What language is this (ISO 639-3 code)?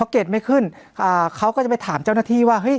tha